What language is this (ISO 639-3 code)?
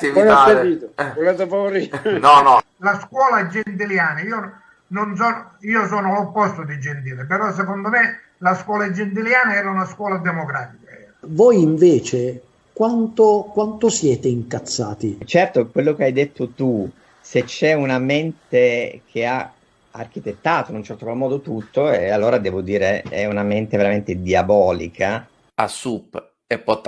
ita